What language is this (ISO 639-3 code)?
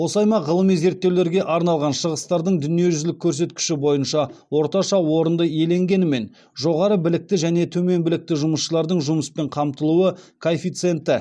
kaz